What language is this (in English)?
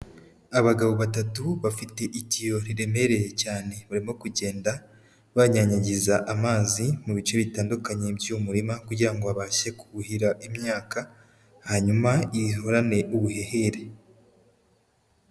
Kinyarwanda